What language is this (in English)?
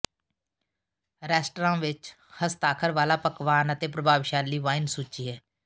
Punjabi